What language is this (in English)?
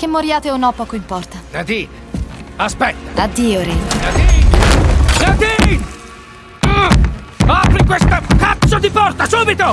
Italian